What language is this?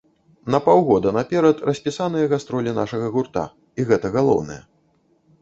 Belarusian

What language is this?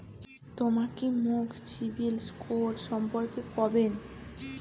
Bangla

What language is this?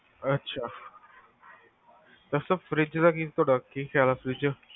Punjabi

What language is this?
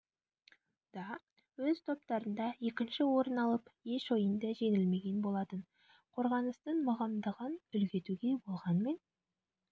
Kazakh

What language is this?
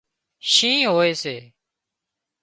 Wadiyara Koli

